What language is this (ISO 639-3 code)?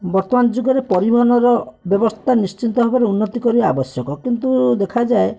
ori